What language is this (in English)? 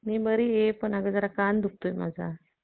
Marathi